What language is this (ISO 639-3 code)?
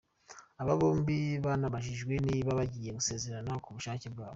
kin